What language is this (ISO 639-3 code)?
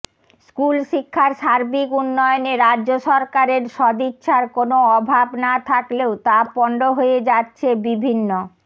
ben